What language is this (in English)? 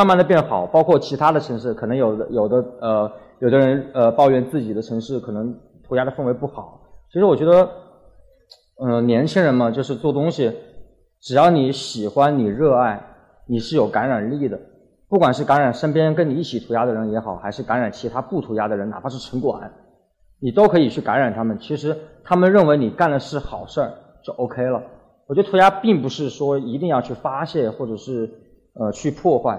Chinese